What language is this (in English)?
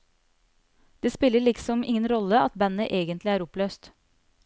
Norwegian